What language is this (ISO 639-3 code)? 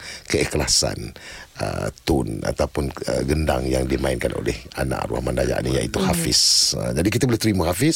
msa